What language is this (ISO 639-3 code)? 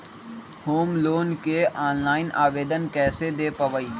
mag